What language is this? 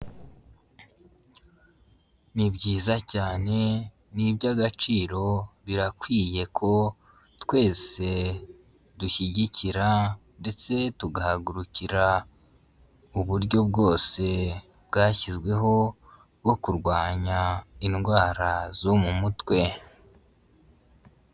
Kinyarwanda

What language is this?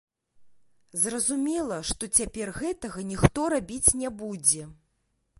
Belarusian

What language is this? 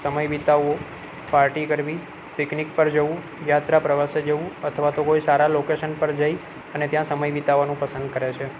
Gujarati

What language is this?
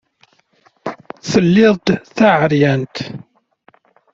Kabyle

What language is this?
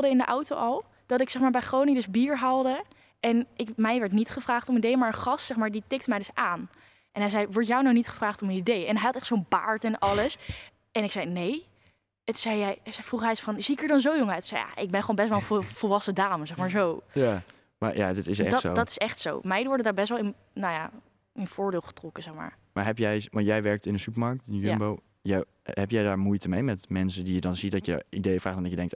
Dutch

